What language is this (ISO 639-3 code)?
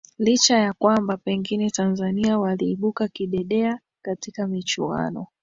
swa